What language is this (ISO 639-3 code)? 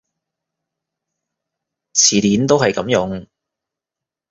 yue